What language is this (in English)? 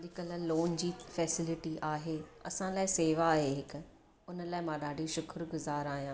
Sindhi